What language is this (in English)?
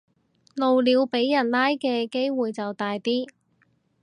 Cantonese